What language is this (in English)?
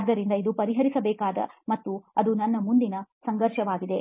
Kannada